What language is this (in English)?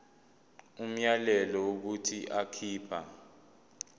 Zulu